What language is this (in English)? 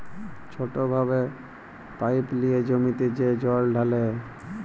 Bangla